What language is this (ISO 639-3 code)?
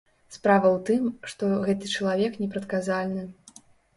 bel